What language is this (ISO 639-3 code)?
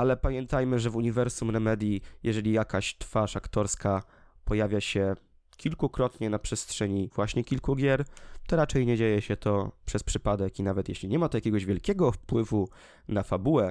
pol